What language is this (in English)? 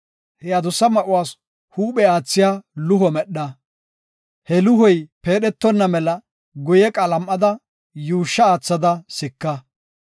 Gofa